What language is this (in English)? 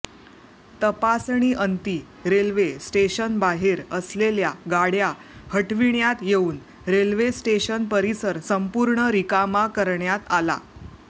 Marathi